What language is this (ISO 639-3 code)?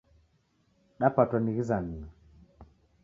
dav